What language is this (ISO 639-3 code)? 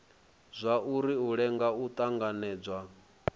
ven